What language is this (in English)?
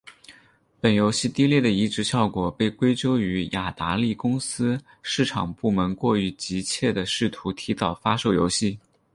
Chinese